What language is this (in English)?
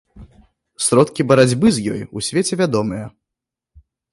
Belarusian